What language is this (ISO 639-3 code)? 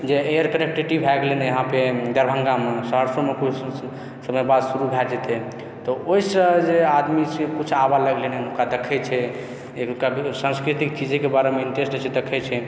mai